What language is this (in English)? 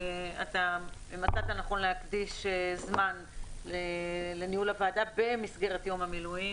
Hebrew